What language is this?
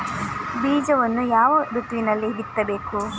Kannada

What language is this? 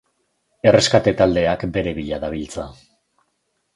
Basque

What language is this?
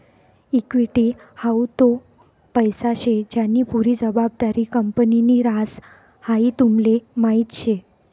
Marathi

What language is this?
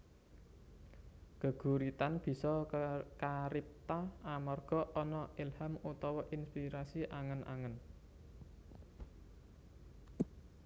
Javanese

